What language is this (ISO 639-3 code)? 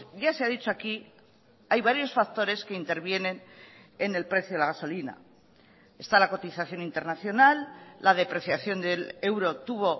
spa